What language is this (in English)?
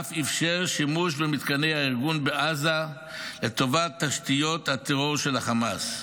Hebrew